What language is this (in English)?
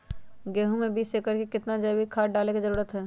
Magahi